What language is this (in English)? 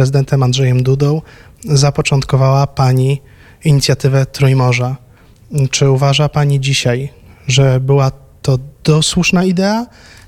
Polish